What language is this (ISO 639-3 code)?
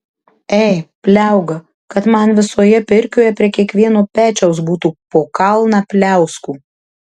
lit